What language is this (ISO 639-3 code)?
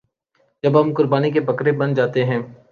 urd